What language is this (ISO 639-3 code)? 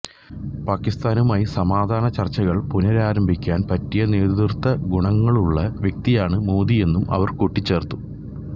mal